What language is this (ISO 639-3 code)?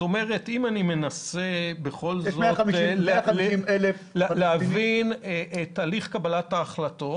heb